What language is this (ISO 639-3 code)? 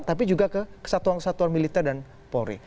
ind